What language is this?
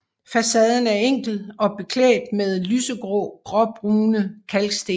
Danish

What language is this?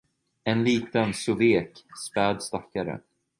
Swedish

